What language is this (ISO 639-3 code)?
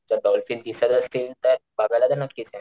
mar